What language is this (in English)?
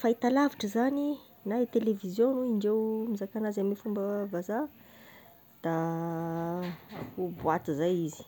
Tesaka Malagasy